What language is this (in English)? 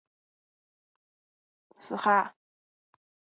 Chinese